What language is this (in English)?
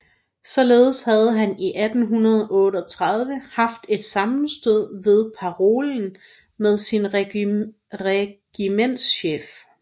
Danish